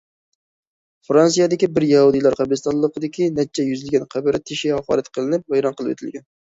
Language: Uyghur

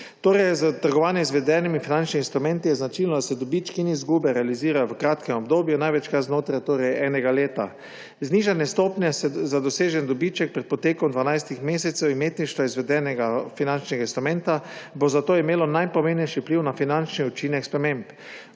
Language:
Slovenian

